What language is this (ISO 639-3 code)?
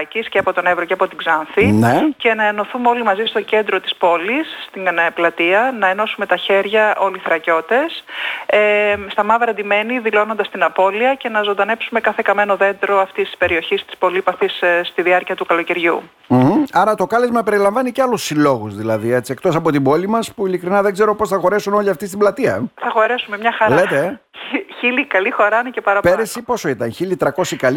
ell